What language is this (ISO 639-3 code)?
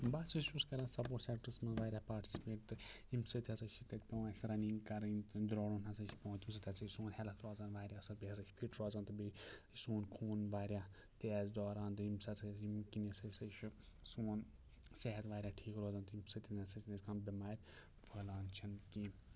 kas